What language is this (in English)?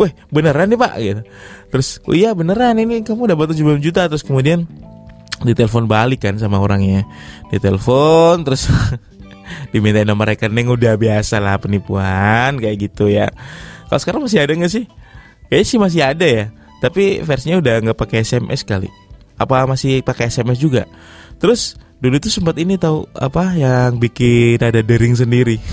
Indonesian